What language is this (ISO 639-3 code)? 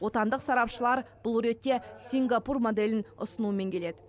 kaz